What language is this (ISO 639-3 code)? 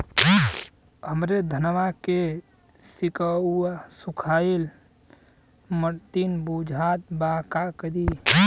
bho